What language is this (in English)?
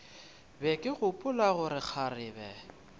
Northern Sotho